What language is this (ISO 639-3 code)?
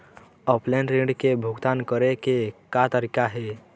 hne